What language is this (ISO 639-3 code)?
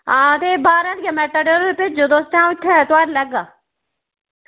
doi